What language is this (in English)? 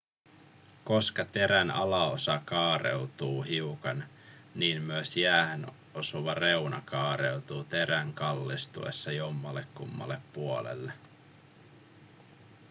Finnish